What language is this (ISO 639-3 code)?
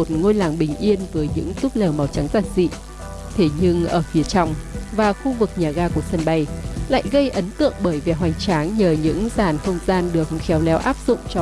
vie